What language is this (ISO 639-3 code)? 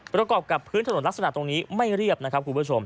tha